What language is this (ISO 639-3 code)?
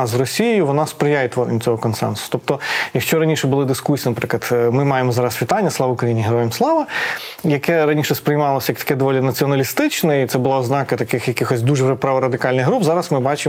ukr